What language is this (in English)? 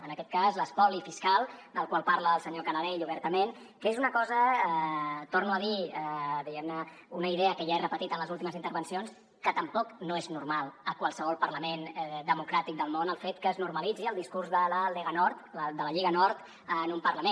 Catalan